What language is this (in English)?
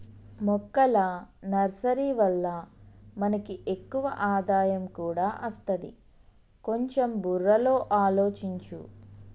Telugu